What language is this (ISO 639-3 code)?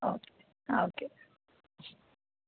mal